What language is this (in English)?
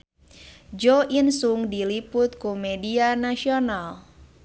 Sundanese